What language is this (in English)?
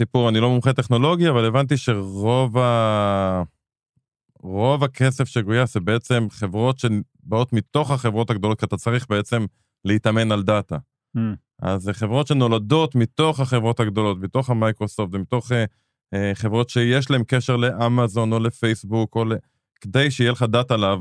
Hebrew